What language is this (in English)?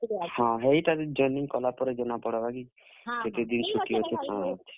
Odia